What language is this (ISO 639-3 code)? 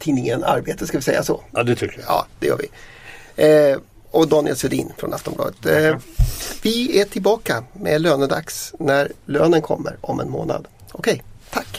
swe